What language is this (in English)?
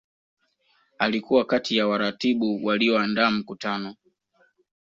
Swahili